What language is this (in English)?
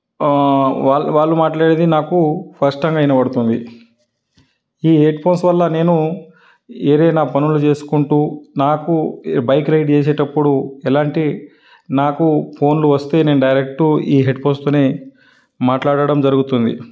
Telugu